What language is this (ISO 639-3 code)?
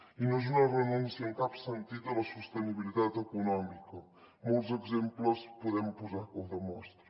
cat